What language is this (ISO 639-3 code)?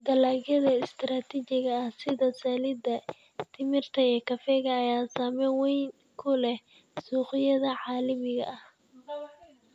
som